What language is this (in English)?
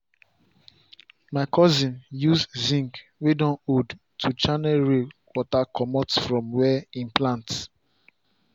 Nigerian Pidgin